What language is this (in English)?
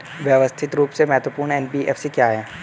Hindi